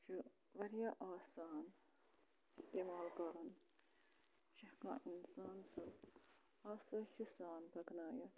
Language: Kashmiri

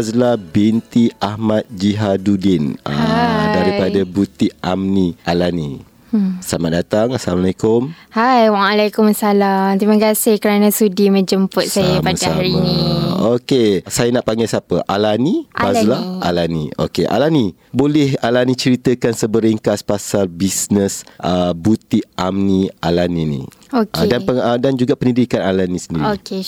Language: Malay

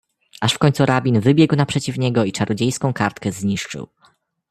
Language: Polish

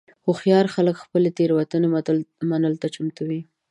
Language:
Pashto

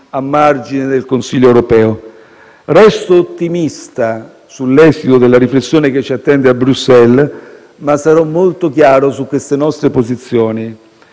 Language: Italian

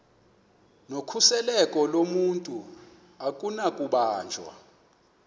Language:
Xhosa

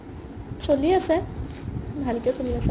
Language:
Assamese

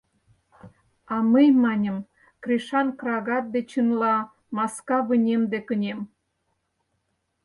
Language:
Mari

